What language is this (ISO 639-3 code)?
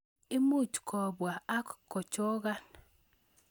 kln